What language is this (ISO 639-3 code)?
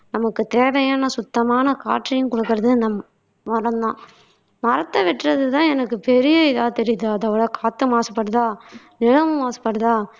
tam